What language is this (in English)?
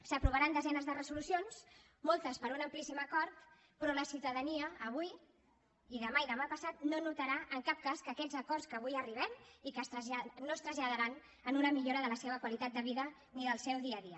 Catalan